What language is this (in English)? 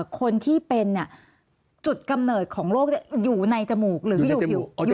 Thai